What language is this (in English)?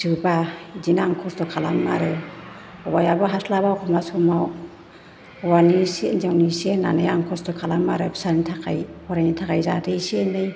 Bodo